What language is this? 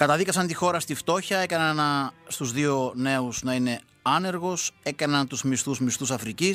Greek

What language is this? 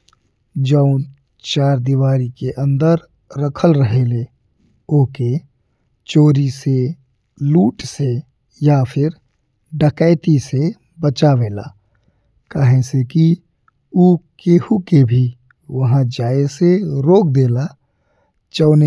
Bhojpuri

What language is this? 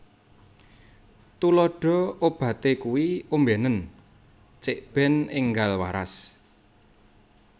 Javanese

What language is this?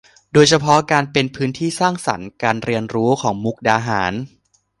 Thai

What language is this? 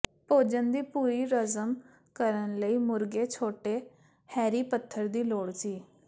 Punjabi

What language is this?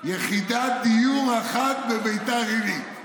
Hebrew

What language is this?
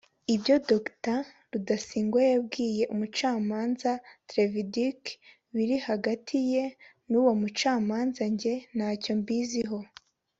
Kinyarwanda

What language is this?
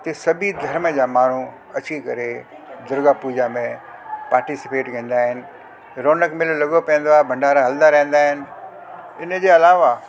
Sindhi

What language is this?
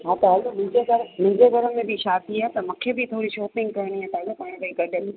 Sindhi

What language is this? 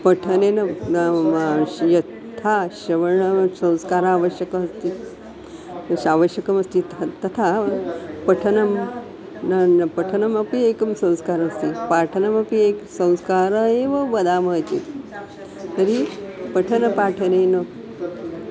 Sanskrit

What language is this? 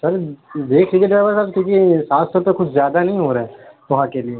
Urdu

